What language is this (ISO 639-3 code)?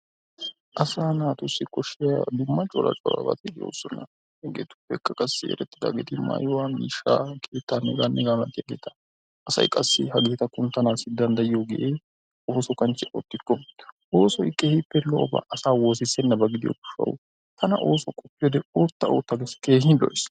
wal